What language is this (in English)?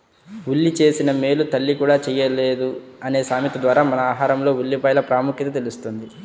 Telugu